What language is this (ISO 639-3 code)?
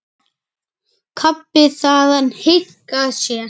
isl